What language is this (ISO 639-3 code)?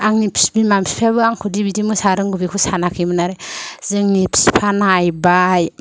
brx